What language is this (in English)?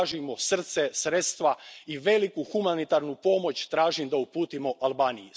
Croatian